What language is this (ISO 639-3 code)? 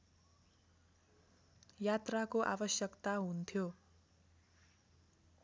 nep